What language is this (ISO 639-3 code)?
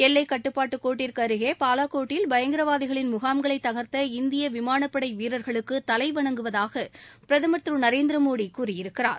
tam